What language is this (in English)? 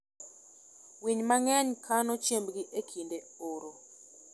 Luo (Kenya and Tanzania)